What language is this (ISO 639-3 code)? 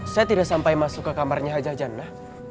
ind